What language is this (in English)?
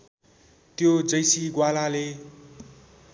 Nepali